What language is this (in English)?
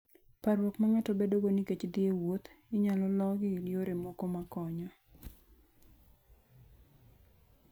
Luo (Kenya and Tanzania)